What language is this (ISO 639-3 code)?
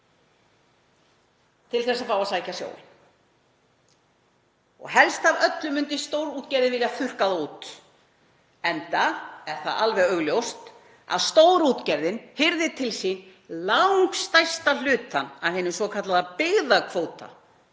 isl